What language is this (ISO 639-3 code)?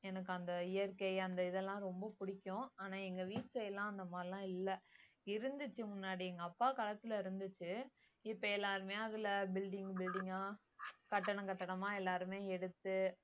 tam